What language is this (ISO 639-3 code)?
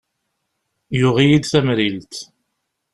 kab